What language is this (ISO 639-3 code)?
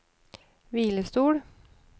nor